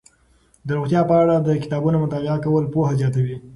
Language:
Pashto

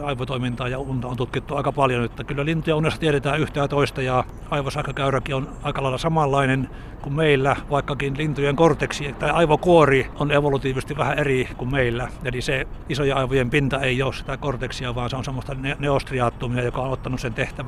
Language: Finnish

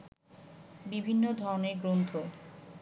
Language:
Bangla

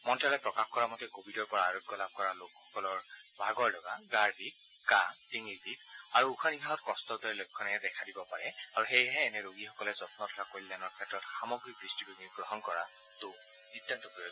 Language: Assamese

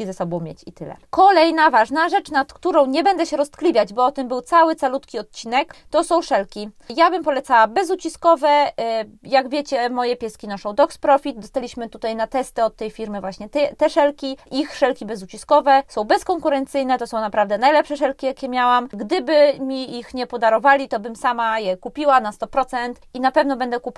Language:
Polish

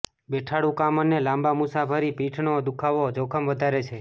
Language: Gujarati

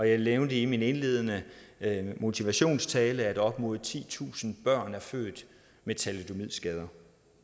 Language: Danish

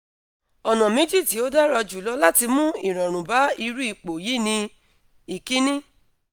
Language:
Yoruba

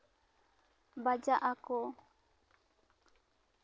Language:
Santali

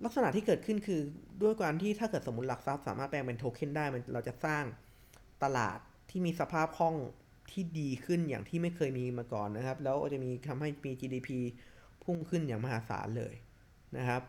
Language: Thai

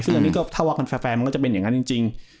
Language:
Thai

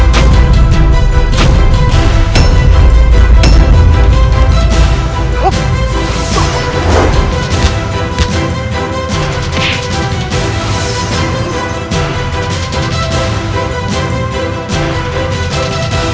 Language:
Indonesian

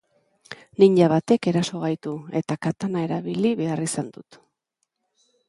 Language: Basque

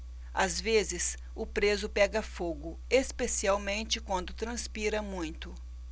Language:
Portuguese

